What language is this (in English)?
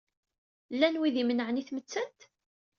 Kabyle